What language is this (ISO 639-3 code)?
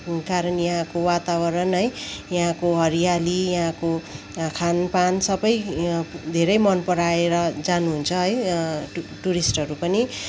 nep